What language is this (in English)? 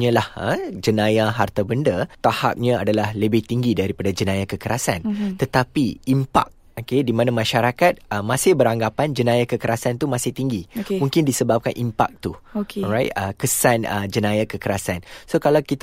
Malay